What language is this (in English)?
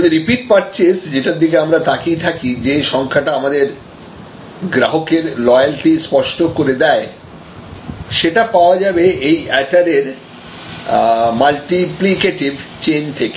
Bangla